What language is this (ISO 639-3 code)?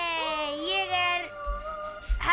isl